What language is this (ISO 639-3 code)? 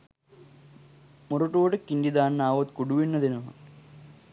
sin